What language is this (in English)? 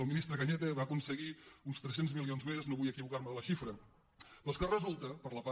Catalan